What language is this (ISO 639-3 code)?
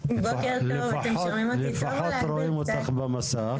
heb